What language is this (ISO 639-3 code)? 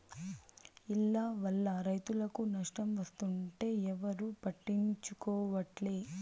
tel